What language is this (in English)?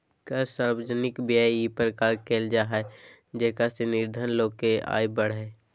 Magahi